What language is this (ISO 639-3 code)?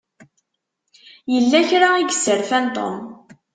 kab